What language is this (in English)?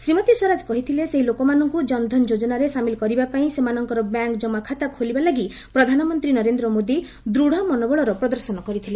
Odia